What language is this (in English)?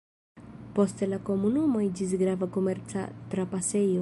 Esperanto